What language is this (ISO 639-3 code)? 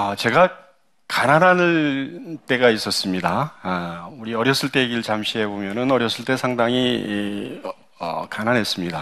kor